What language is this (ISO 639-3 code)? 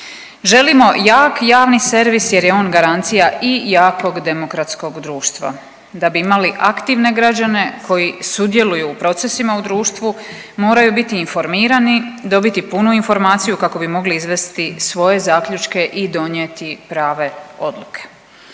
hrv